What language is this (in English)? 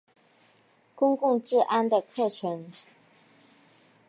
Chinese